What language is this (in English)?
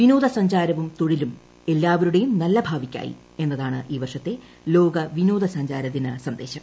Malayalam